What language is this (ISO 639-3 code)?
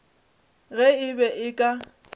nso